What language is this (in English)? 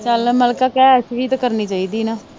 Punjabi